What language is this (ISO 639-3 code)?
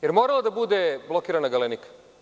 srp